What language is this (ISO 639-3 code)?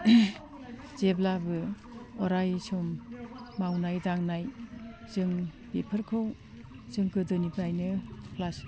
brx